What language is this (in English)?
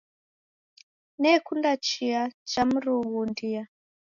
Taita